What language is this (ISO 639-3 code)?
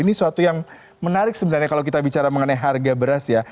ind